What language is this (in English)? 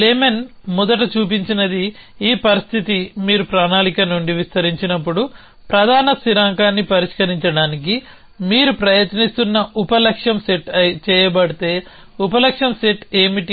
Telugu